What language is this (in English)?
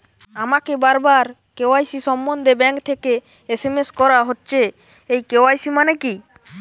Bangla